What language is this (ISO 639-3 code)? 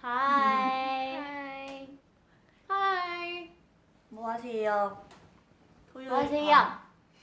kor